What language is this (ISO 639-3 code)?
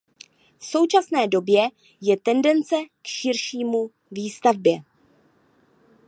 ces